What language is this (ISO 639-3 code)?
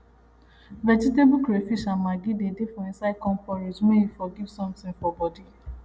pcm